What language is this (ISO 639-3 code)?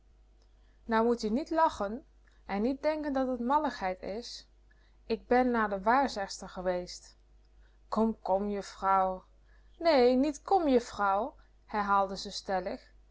nld